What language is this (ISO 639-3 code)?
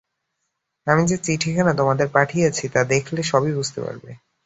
ben